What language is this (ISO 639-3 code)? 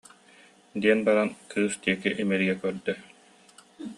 sah